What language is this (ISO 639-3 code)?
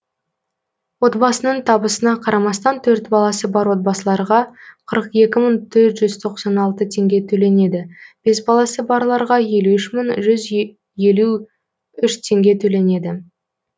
kaz